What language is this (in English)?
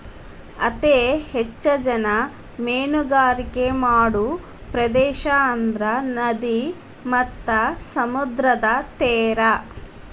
Kannada